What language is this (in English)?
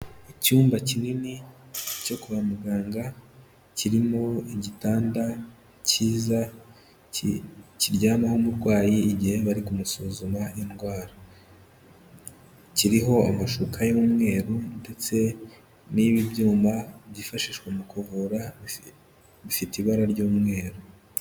Kinyarwanda